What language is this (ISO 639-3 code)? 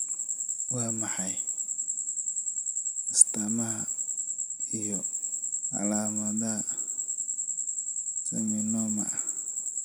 som